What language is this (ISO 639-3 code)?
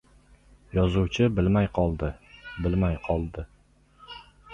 uzb